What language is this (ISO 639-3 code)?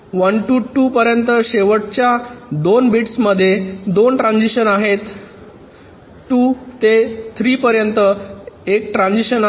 mar